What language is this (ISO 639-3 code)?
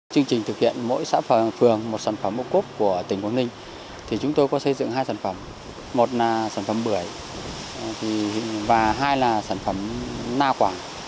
vie